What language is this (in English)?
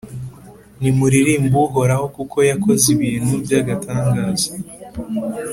Kinyarwanda